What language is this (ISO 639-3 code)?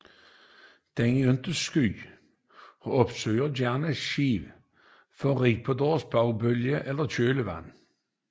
dan